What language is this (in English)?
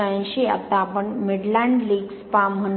Marathi